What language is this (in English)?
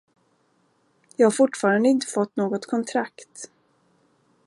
Swedish